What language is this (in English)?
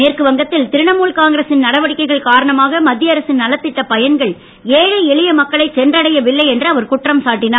Tamil